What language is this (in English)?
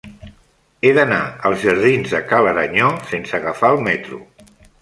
Catalan